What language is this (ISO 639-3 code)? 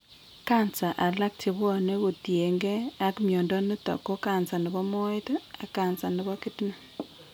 kln